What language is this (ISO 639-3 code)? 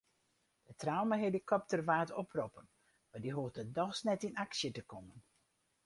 fry